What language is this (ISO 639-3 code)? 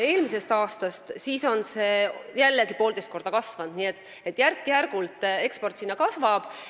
est